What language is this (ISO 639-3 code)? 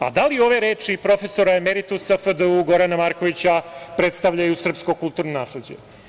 srp